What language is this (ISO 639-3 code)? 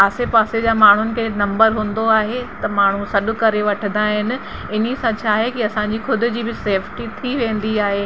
snd